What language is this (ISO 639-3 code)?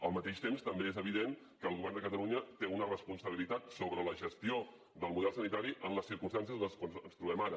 cat